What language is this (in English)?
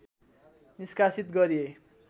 Nepali